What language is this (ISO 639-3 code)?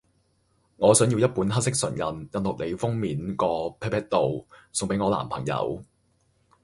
yue